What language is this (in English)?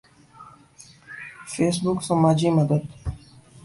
Urdu